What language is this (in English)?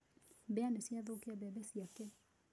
Kikuyu